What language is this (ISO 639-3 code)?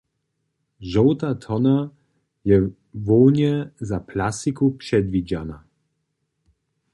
hsb